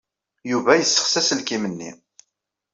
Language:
Kabyle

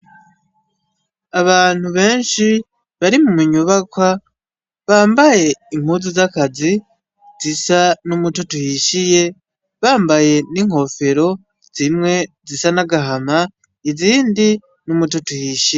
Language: Rundi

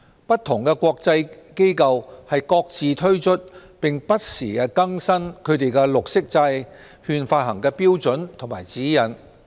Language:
Cantonese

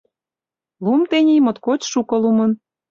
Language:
Mari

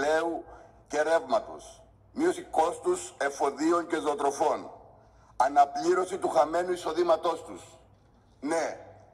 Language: Greek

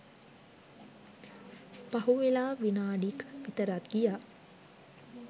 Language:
Sinhala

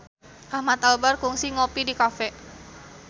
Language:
Sundanese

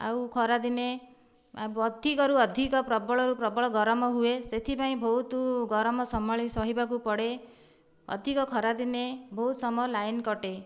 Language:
Odia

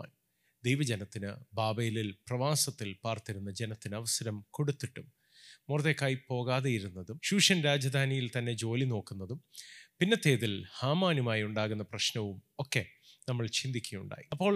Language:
Malayalam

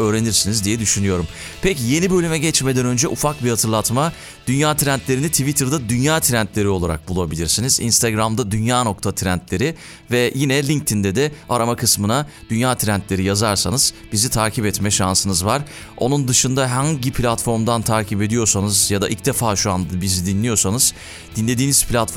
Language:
Turkish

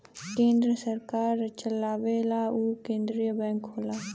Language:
Bhojpuri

